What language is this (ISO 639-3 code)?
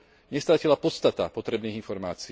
slk